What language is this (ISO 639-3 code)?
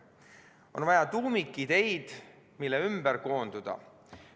est